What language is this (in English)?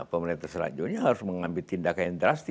Indonesian